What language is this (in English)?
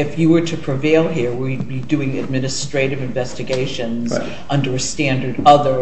English